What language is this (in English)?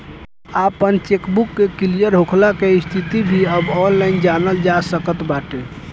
Bhojpuri